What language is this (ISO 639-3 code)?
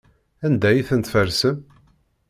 kab